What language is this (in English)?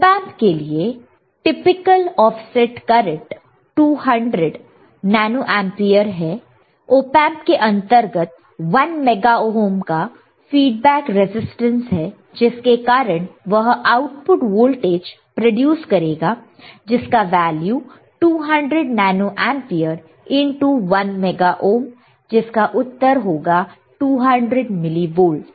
Hindi